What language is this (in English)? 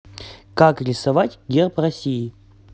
Russian